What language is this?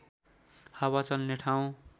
Nepali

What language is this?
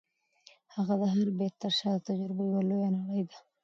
Pashto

